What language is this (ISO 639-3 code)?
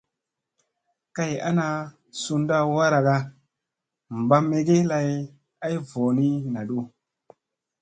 mse